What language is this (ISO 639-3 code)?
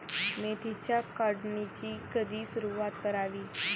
mar